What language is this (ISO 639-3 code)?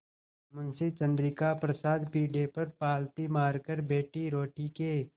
hin